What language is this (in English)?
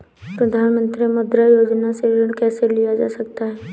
Hindi